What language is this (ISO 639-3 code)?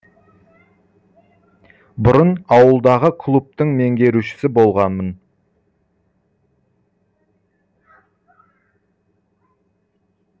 kaz